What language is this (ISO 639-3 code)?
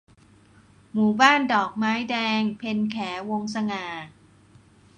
tha